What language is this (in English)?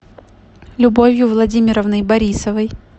Russian